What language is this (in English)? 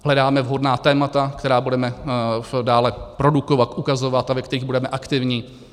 Czech